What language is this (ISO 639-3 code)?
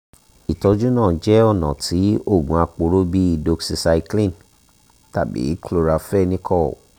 yor